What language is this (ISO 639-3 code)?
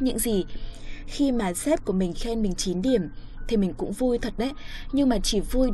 vie